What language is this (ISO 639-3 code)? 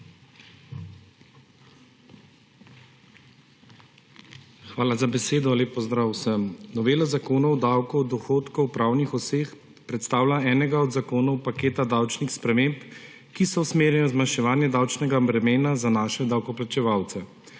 slv